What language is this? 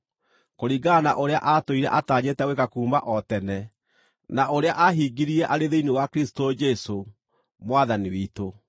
Kikuyu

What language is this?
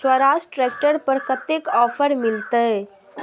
Maithili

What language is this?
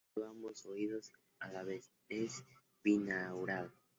Spanish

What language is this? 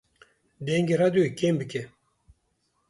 Kurdish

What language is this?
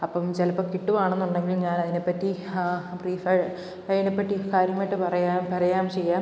Malayalam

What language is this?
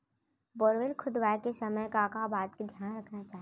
Chhattisgarhi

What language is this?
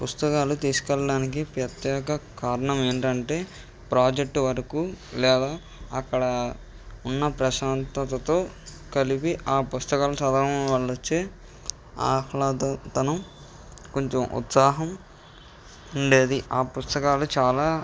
Telugu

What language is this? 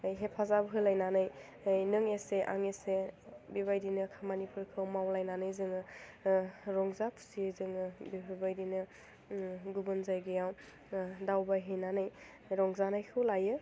Bodo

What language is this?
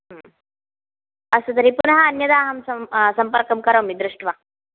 Sanskrit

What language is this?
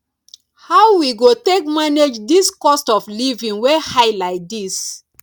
Nigerian Pidgin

